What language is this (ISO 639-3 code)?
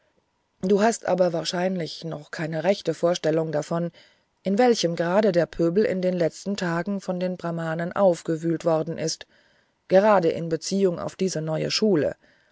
deu